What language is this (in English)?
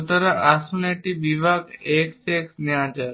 Bangla